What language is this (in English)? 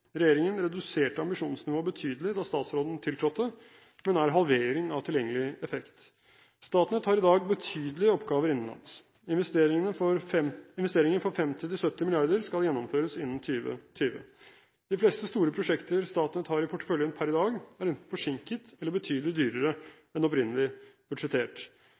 Norwegian Bokmål